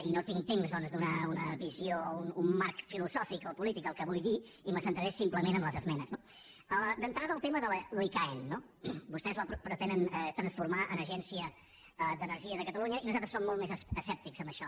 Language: Catalan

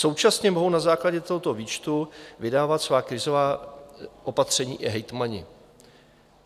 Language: Czech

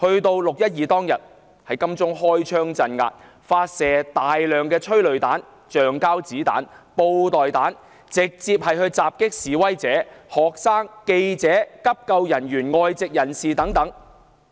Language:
Cantonese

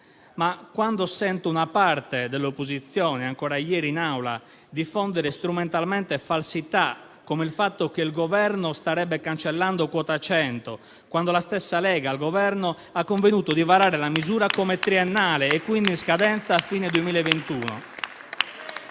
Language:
Italian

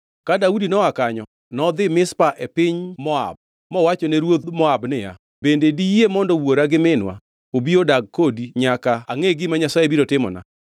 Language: Luo (Kenya and Tanzania)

